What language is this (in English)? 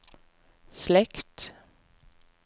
Norwegian